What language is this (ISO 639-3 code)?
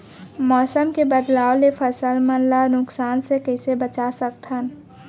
hne